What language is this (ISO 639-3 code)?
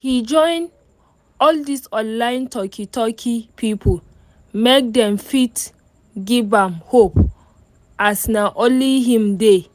pcm